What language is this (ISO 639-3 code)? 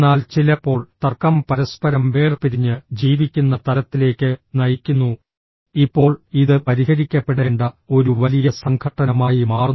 mal